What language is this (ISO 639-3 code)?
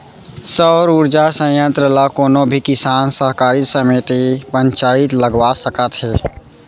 hne